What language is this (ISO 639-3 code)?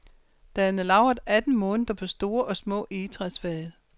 dan